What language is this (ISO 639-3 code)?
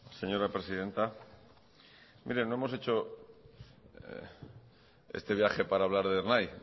spa